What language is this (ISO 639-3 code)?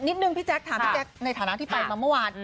tha